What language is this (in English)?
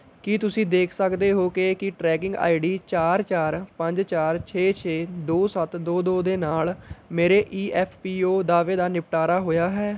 Punjabi